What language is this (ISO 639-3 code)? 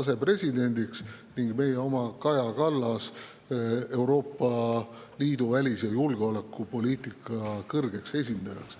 est